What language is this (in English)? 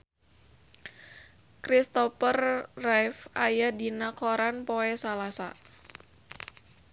Sundanese